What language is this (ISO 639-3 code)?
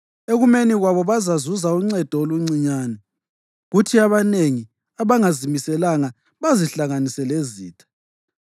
nde